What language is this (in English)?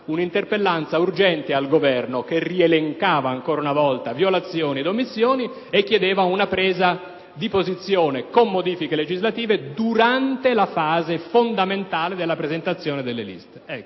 Italian